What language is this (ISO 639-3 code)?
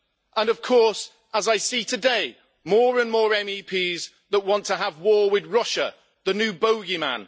eng